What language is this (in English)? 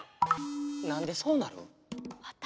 Japanese